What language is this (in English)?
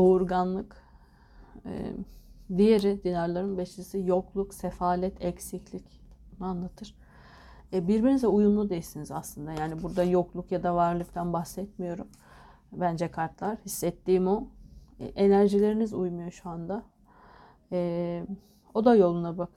Turkish